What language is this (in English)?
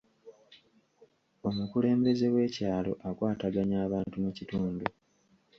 Ganda